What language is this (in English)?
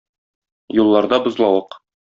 Tatar